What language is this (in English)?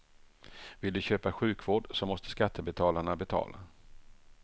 Swedish